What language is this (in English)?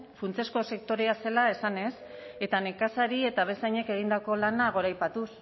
Basque